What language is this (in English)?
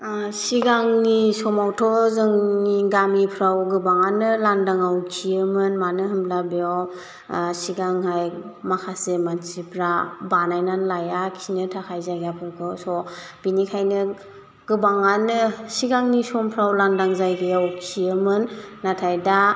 Bodo